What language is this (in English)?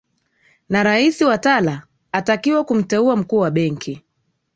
Swahili